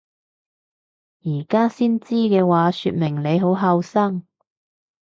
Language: Cantonese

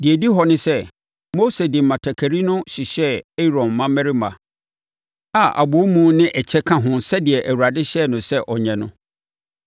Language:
Akan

